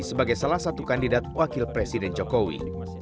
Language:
Indonesian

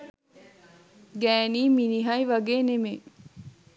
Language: Sinhala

